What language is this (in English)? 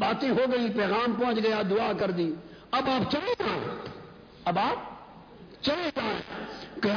Urdu